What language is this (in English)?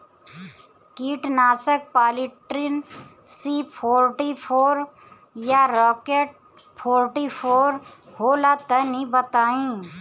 Bhojpuri